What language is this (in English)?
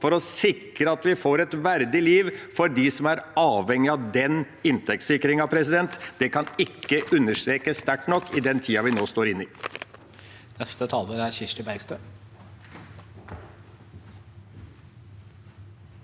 Norwegian